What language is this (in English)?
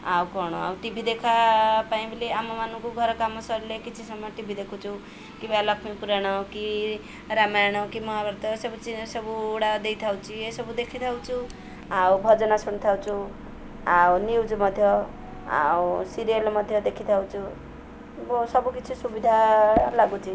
Odia